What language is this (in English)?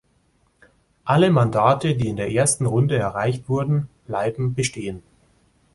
German